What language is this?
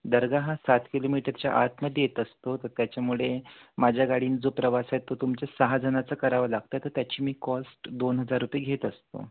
Marathi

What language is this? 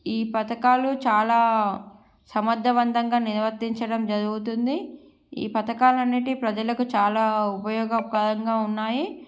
Telugu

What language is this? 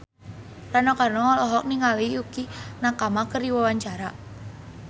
Sundanese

